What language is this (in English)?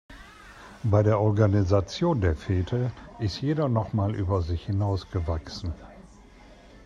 German